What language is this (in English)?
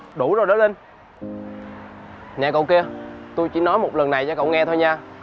Vietnamese